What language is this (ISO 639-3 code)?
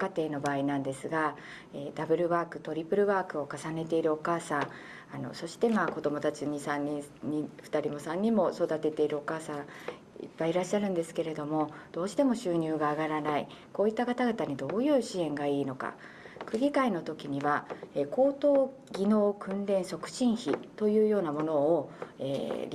jpn